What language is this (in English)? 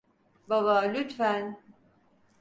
Turkish